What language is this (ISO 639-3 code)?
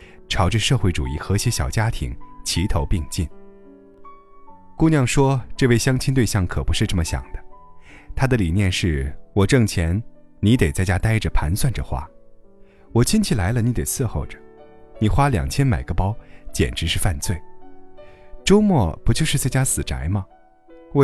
zho